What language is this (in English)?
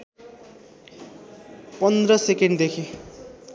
Nepali